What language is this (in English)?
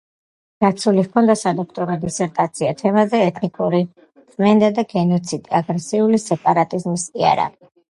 Georgian